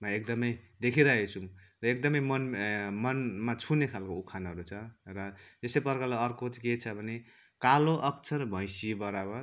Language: Nepali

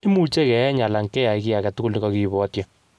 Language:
Kalenjin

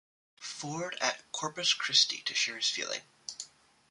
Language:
English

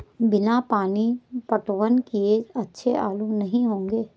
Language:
Hindi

